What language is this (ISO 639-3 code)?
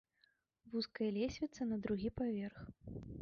bel